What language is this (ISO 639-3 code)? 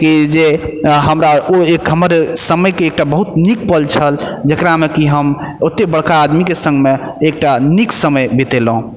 mai